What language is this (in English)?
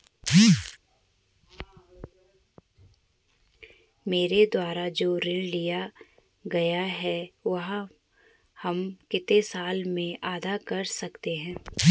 Hindi